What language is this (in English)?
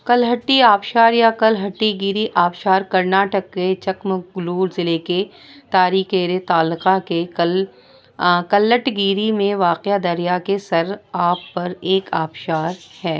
Urdu